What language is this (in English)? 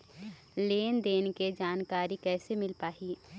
Chhattisgarhi